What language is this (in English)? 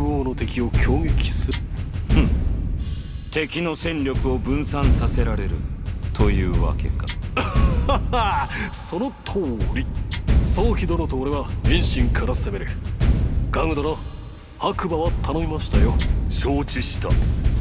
Japanese